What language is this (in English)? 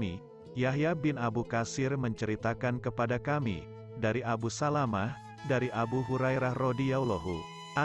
Indonesian